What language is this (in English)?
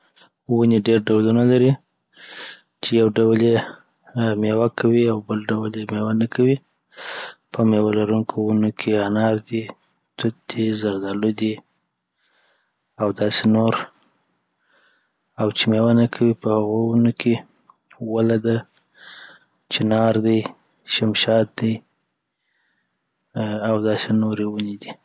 Southern Pashto